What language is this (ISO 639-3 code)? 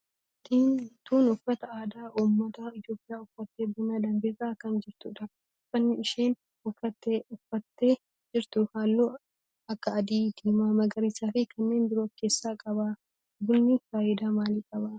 orm